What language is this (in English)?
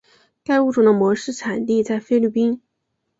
Chinese